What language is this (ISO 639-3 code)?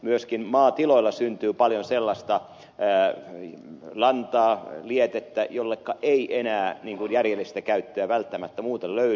fin